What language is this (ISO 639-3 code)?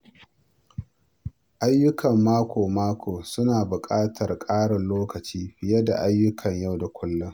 hau